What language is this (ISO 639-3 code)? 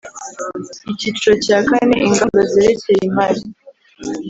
kin